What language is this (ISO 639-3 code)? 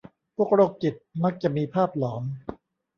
tha